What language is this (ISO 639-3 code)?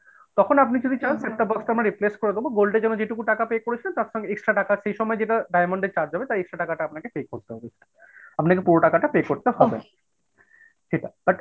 ben